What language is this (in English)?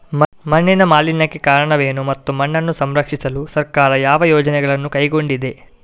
Kannada